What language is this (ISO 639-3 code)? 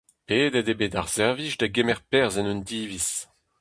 bre